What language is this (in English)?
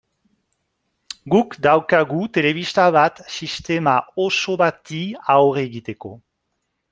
Basque